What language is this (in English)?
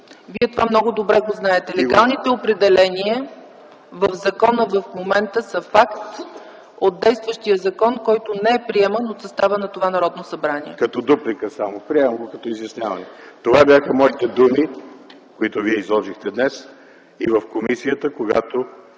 Bulgarian